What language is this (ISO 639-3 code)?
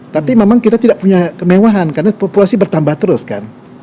ind